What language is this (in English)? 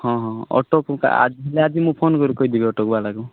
Odia